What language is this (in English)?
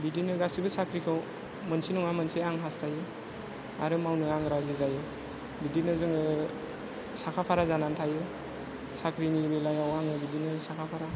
Bodo